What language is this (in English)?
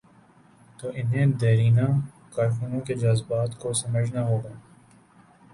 Urdu